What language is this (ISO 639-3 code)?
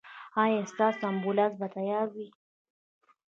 pus